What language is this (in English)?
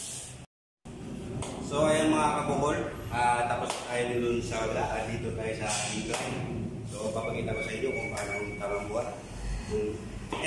Thai